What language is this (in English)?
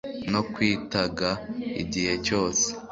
Kinyarwanda